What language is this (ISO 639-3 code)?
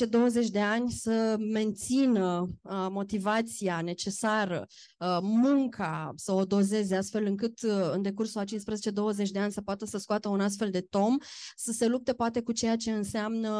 ron